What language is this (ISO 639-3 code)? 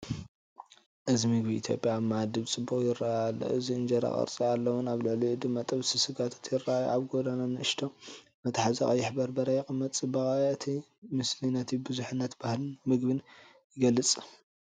tir